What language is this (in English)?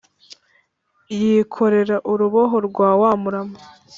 Kinyarwanda